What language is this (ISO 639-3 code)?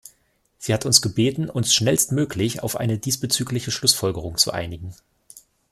deu